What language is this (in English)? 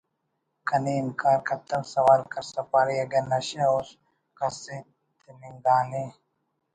Brahui